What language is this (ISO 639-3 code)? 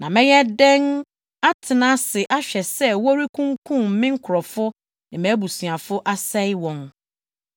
aka